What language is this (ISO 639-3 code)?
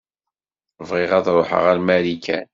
kab